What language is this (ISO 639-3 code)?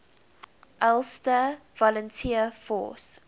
eng